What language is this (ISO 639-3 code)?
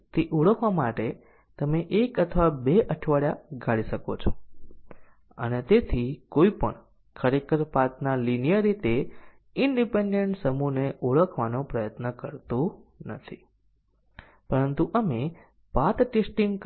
guj